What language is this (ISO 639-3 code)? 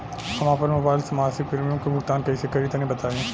bho